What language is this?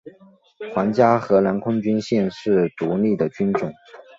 Chinese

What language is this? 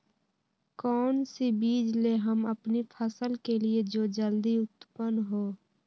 Magahi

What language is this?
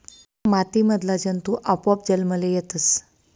Marathi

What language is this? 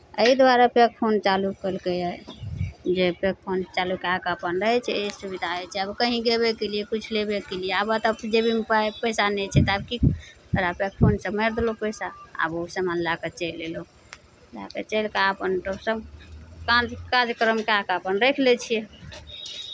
Maithili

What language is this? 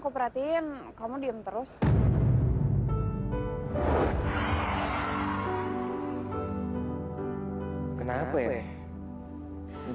Indonesian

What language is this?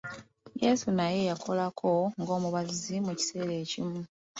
Ganda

